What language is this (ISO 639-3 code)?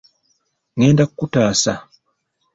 lug